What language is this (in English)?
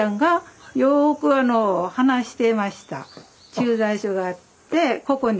Japanese